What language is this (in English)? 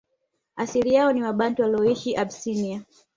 Swahili